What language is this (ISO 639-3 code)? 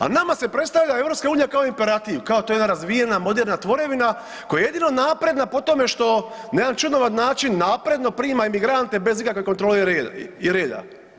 hrv